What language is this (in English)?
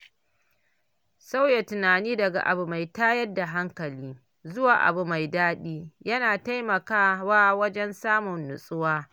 Hausa